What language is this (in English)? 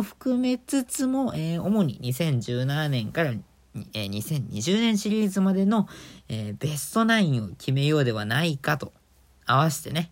Japanese